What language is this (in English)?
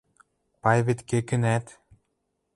Western Mari